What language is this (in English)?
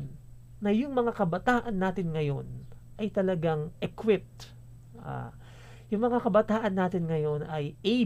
Filipino